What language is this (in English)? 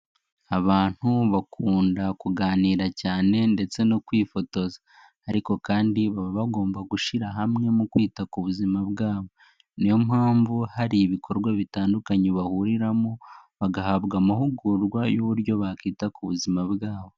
Kinyarwanda